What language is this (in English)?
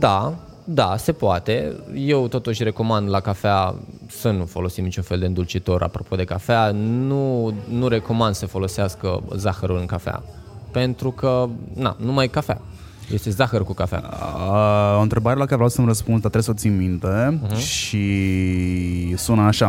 Romanian